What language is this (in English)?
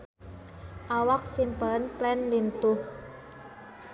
Sundanese